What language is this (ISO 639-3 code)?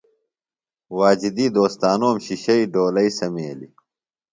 phl